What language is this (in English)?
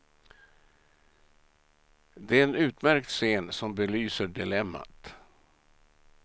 Swedish